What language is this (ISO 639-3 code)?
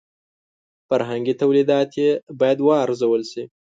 pus